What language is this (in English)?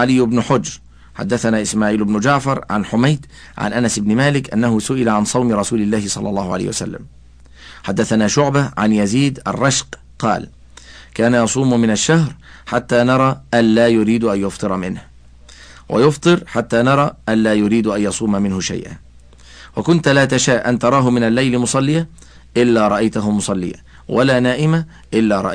Arabic